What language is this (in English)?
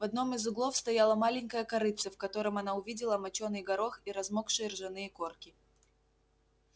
Russian